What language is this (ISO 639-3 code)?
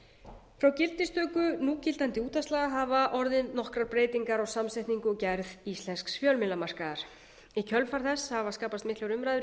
isl